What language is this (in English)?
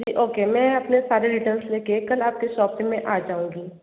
Hindi